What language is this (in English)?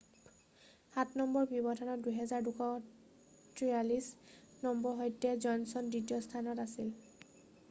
Assamese